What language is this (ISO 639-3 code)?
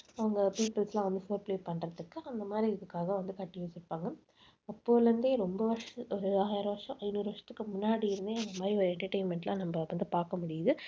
tam